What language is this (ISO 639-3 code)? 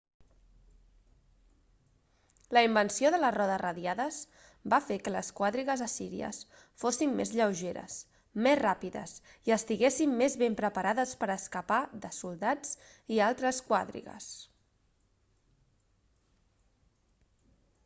cat